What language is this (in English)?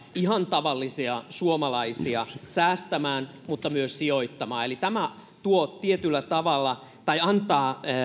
Finnish